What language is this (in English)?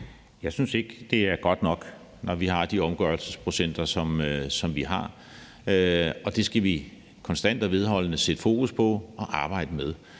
Danish